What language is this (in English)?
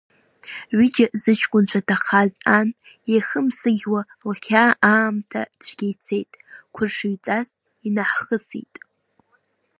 Abkhazian